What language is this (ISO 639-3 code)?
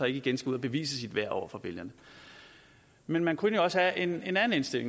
dan